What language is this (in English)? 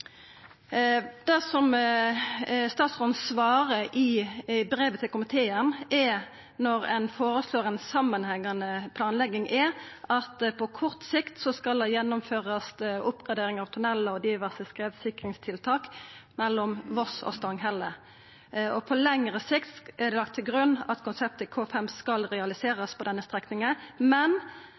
Norwegian Nynorsk